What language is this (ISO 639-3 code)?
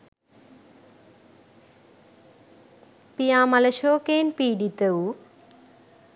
sin